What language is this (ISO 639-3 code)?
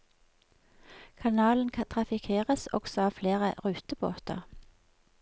nor